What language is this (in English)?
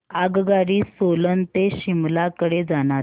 Marathi